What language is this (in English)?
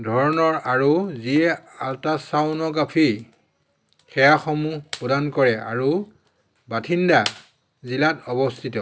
Assamese